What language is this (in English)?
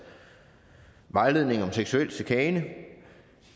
Danish